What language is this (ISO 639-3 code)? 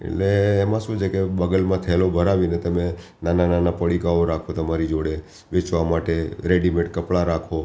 guj